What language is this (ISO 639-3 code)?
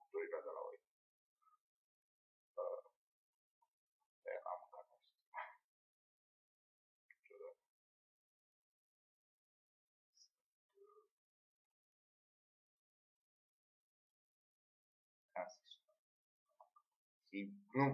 ron